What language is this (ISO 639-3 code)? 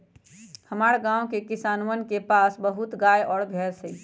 mag